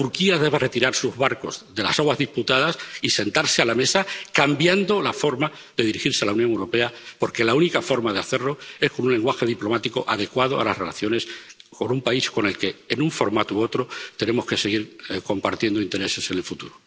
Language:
Spanish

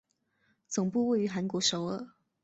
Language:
Chinese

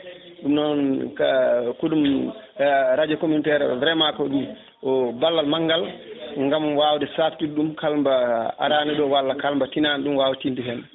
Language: Fula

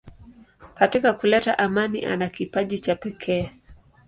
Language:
Swahili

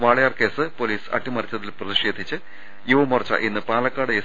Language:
Malayalam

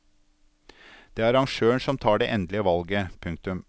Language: Norwegian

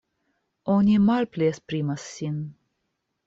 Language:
Esperanto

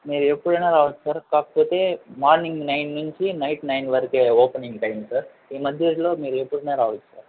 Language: Telugu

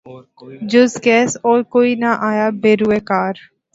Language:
Urdu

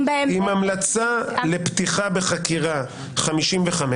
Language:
Hebrew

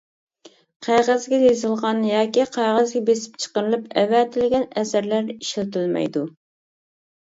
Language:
Uyghur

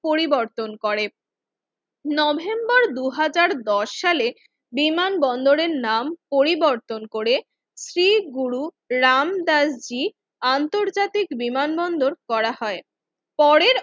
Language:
Bangla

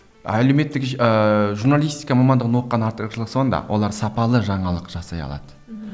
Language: Kazakh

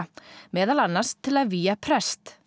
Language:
Icelandic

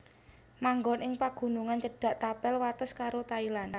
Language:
Javanese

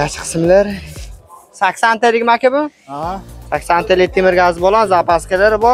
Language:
Turkish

